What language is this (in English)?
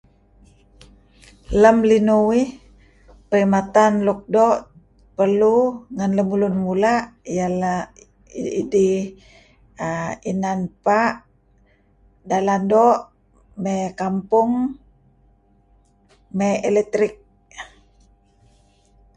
Kelabit